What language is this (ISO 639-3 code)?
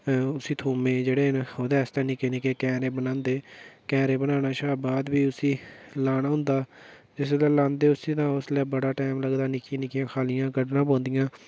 doi